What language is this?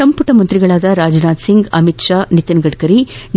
Kannada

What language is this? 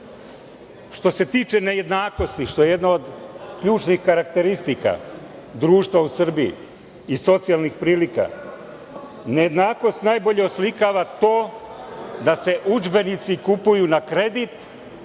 Serbian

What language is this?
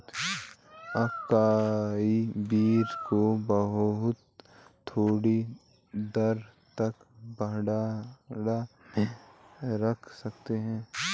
Hindi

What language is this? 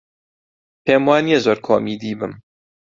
Central Kurdish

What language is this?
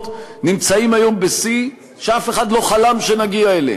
Hebrew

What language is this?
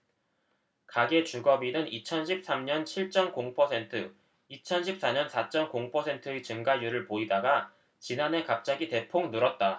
Korean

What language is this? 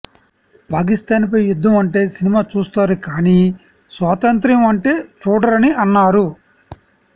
Telugu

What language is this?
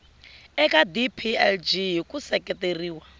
Tsonga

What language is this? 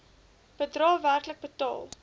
Afrikaans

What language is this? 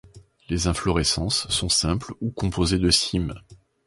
French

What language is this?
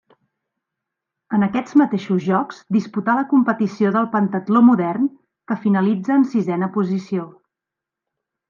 Catalan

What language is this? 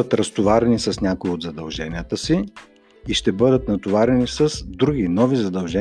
Bulgarian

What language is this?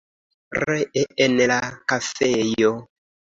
Esperanto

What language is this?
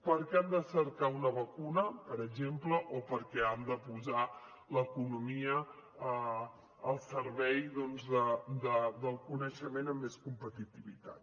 Catalan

